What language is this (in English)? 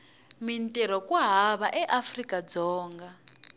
Tsonga